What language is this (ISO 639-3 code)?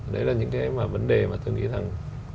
vie